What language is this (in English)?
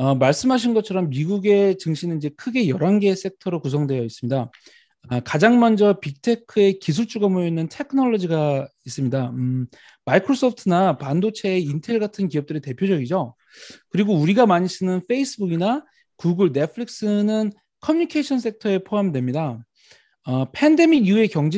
Korean